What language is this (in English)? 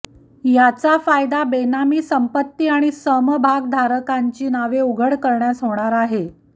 Marathi